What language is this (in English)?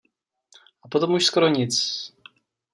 Czech